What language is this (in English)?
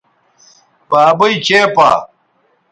Bateri